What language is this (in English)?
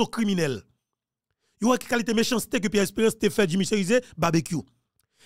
French